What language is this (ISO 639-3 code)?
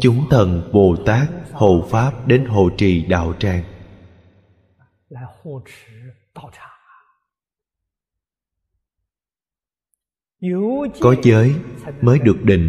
vie